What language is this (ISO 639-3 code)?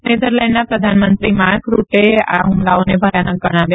guj